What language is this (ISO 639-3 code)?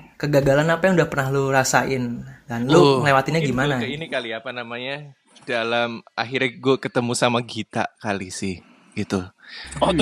ind